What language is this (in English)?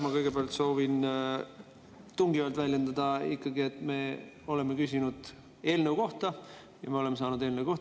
Estonian